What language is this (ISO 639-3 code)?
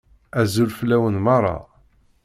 kab